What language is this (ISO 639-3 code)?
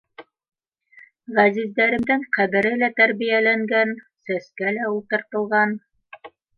bak